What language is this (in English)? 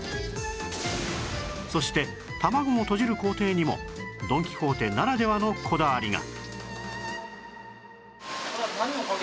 Japanese